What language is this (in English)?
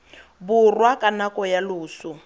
Tswana